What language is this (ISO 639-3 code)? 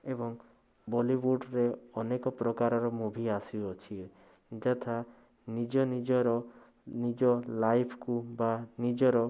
ori